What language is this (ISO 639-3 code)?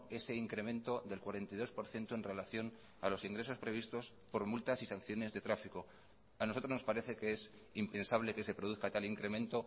spa